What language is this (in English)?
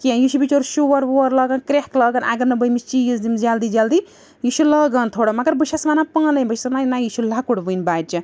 Kashmiri